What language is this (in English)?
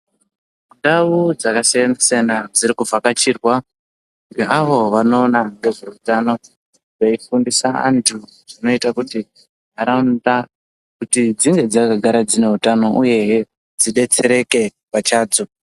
Ndau